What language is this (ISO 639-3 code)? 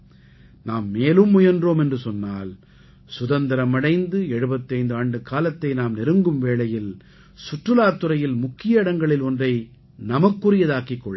tam